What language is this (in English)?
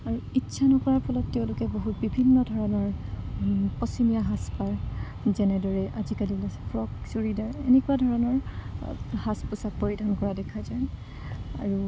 Assamese